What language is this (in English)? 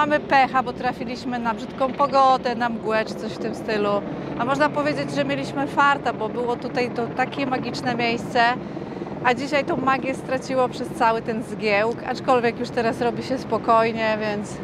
Polish